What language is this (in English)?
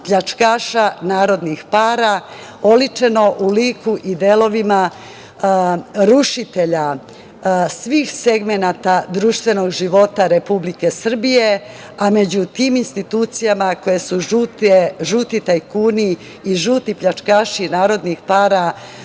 Serbian